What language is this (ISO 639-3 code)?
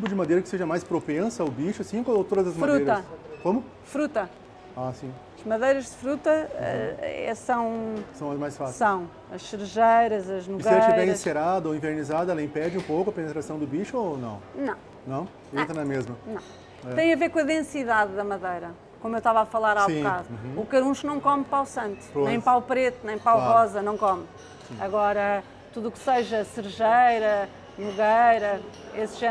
por